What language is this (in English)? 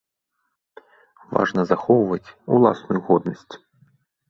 Belarusian